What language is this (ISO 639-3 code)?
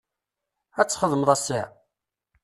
kab